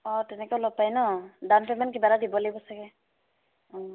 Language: Assamese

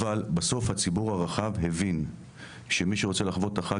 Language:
Hebrew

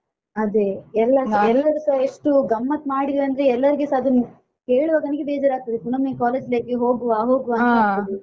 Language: Kannada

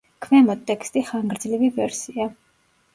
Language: Georgian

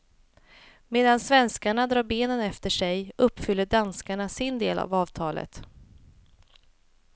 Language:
Swedish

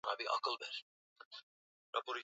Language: Swahili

